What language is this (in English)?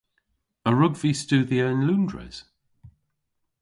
Cornish